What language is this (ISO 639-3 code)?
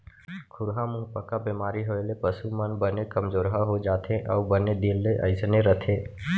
hne